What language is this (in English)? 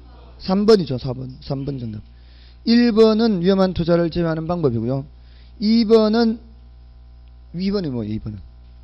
Korean